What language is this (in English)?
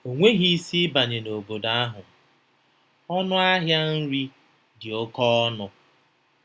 Igbo